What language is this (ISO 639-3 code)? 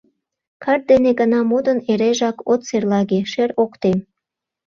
chm